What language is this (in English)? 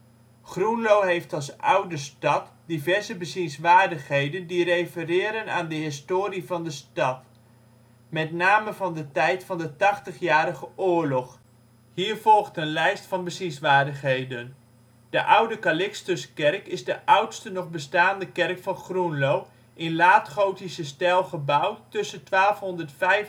Dutch